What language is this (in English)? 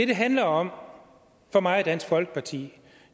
Danish